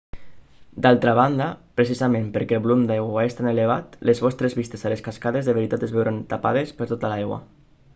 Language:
Catalan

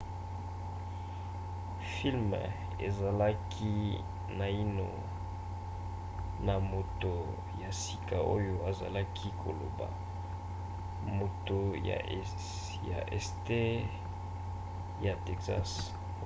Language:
Lingala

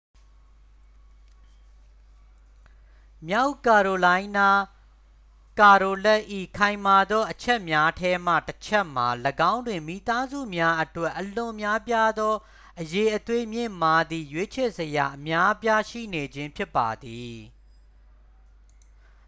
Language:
Burmese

